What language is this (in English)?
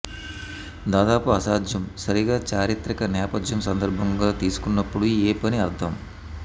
Telugu